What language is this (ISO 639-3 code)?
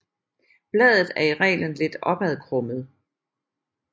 dan